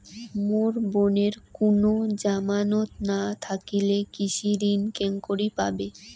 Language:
Bangla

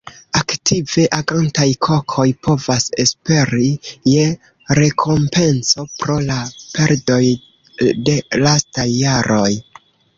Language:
Esperanto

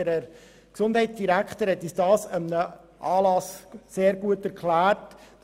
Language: Swiss German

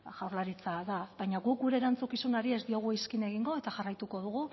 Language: Basque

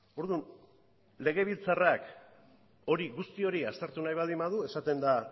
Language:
Basque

